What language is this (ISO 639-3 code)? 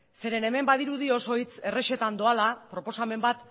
eus